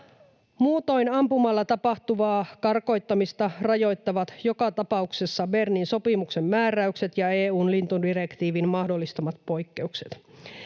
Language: Finnish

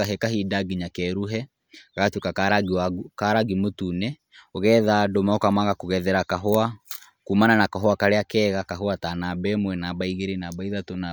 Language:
Kikuyu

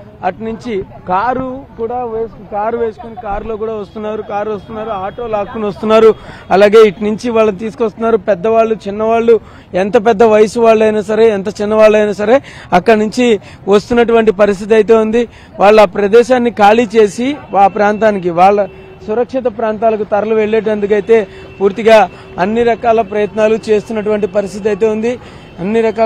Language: Telugu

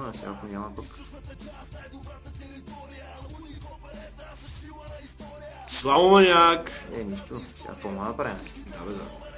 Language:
Bulgarian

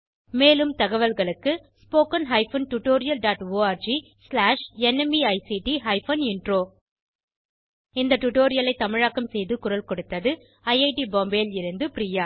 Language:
Tamil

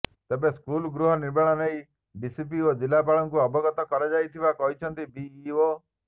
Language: Odia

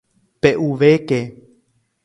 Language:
Guarani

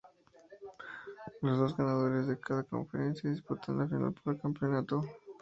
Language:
Spanish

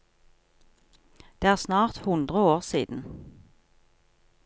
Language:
Norwegian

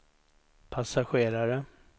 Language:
Swedish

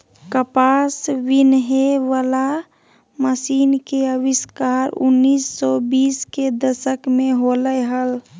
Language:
Magahi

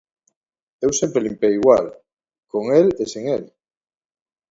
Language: Galician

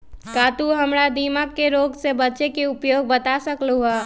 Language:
Magahi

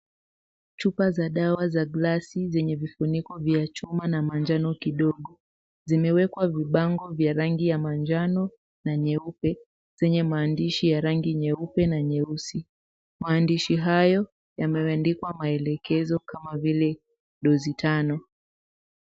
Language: Swahili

